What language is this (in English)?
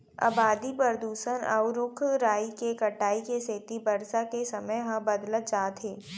Chhattisgarhi